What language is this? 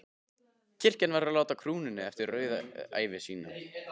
Icelandic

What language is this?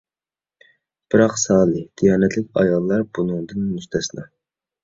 Uyghur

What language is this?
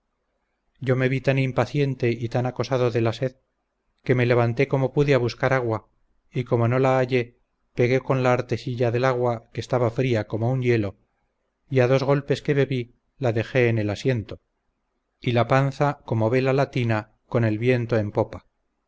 Spanish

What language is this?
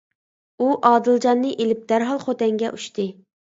Uyghur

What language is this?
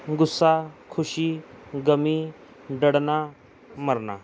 Punjabi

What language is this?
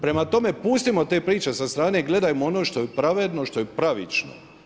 Croatian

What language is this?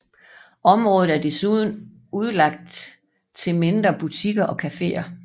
Danish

